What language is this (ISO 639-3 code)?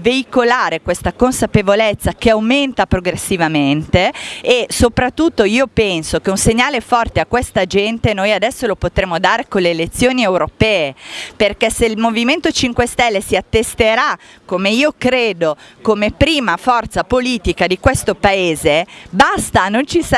ita